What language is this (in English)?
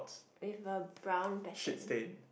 English